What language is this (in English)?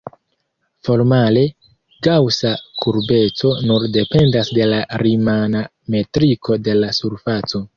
Esperanto